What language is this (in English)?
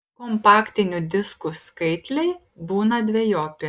Lithuanian